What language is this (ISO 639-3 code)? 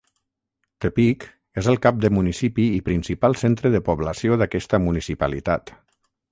cat